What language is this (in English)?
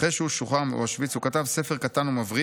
Hebrew